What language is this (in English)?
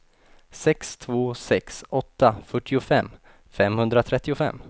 Swedish